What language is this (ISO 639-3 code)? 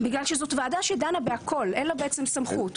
heb